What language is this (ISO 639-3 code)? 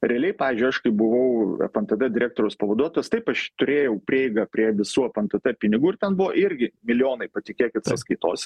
lit